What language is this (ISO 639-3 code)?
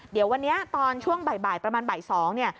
tha